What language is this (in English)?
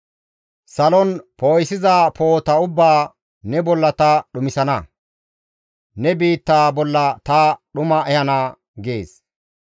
Gamo